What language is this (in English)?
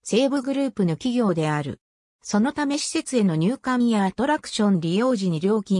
Japanese